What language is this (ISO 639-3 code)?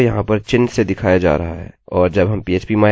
hin